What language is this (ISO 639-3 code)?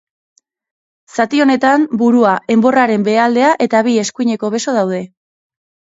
eus